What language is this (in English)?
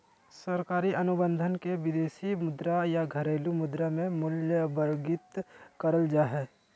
Magahi